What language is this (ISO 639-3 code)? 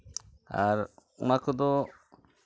sat